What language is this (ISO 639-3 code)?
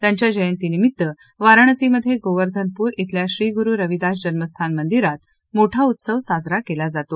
mar